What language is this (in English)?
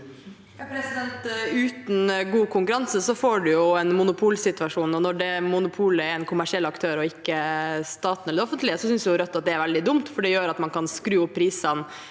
Norwegian